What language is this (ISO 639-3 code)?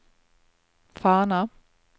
nor